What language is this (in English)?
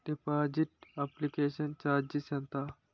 Telugu